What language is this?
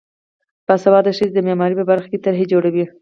Pashto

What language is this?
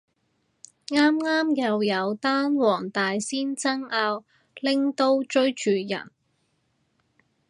Cantonese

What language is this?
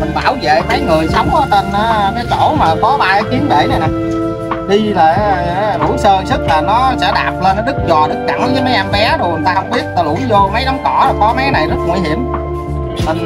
Vietnamese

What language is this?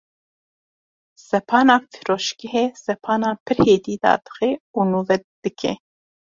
Kurdish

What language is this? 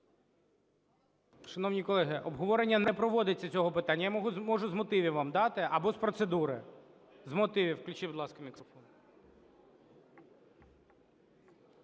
Ukrainian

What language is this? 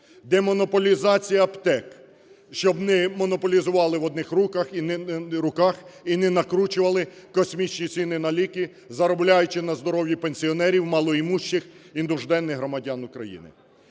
Ukrainian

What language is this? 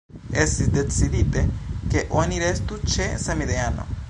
Esperanto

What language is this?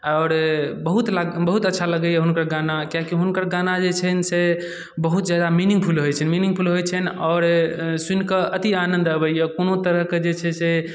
Maithili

